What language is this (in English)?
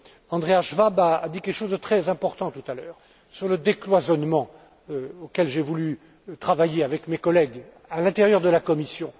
French